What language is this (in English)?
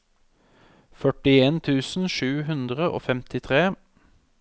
Norwegian